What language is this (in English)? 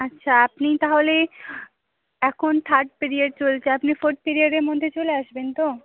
Bangla